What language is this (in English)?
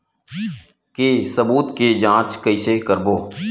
Chhattisgarhi